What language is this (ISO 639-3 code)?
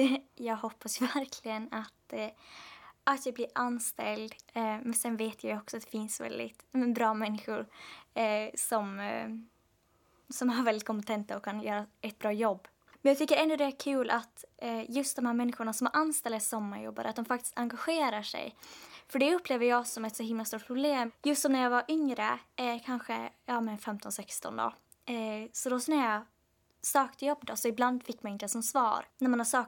swe